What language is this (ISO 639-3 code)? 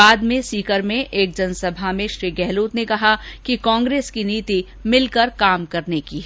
hin